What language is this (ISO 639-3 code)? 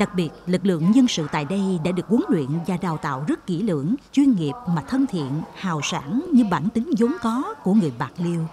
vie